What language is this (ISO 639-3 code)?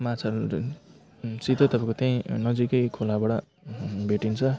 nep